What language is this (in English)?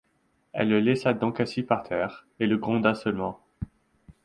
French